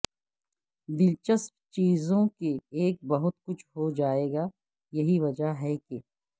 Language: Urdu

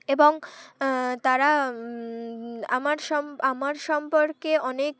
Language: Bangla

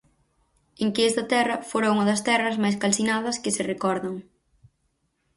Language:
Galician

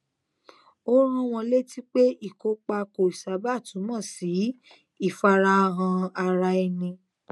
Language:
Yoruba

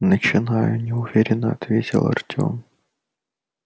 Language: Russian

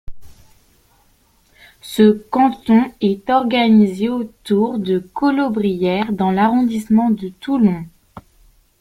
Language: French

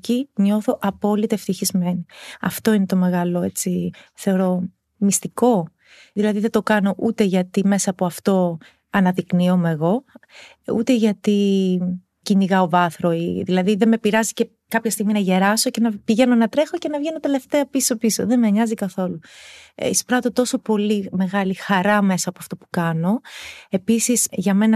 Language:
Greek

